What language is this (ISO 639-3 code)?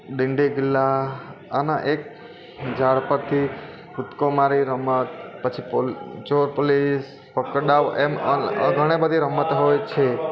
guj